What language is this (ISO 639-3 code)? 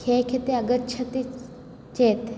san